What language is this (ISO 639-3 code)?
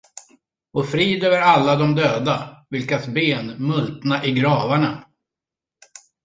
swe